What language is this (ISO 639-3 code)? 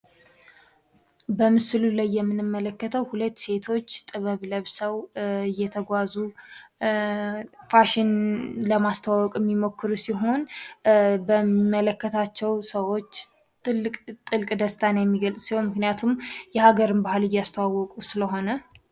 amh